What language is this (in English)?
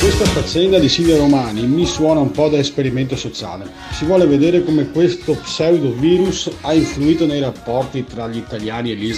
Italian